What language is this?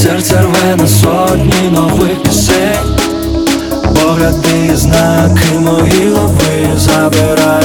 Ukrainian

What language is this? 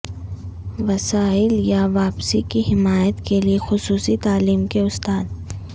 Urdu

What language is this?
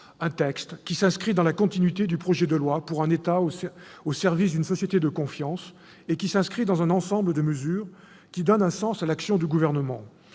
French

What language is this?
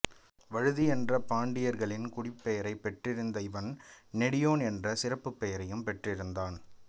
Tamil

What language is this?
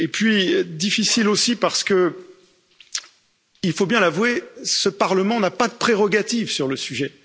French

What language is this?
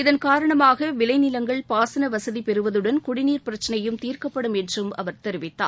Tamil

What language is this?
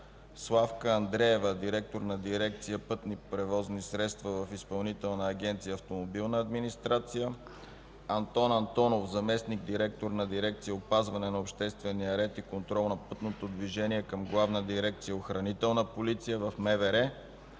Bulgarian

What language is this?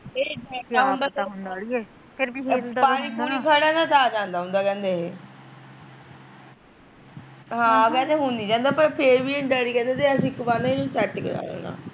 Punjabi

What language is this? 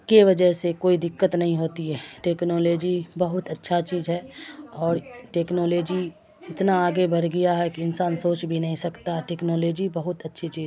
Urdu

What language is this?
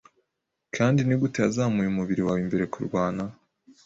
Kinyarwanda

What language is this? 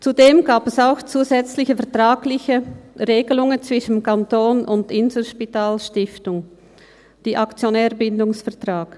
Swiss German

